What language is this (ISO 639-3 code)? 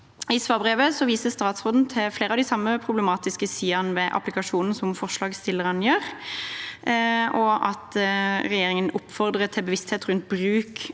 nor